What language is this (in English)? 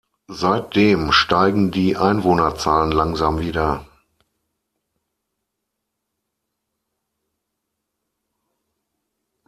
German